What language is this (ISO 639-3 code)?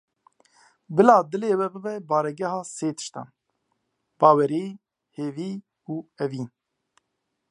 kur